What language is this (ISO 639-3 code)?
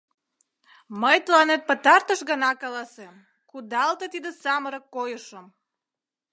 chm